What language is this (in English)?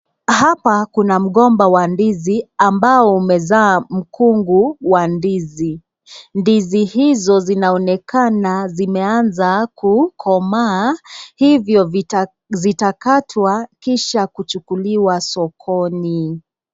Swahili